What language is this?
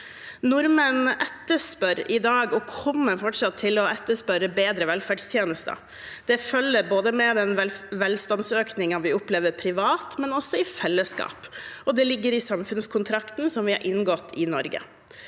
Norwegian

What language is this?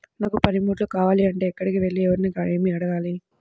Telugu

